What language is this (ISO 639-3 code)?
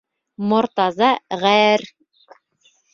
bak